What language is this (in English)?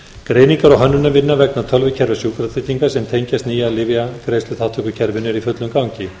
Icelandic